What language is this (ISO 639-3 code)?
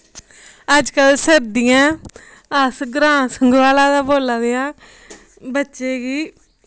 doi